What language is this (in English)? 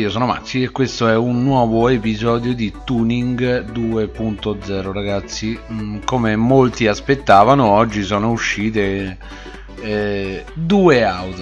Italian